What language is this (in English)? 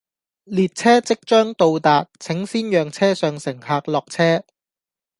Cantonese